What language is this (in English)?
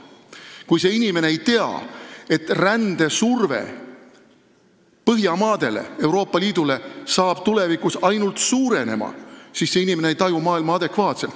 Estonian